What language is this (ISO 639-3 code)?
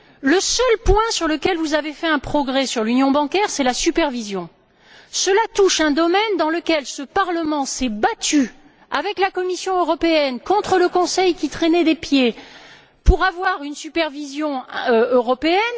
fra